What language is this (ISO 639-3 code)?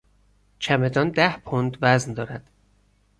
fas